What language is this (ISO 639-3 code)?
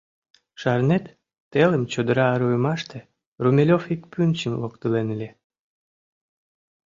chm